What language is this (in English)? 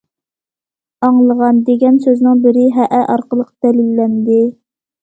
Uyghur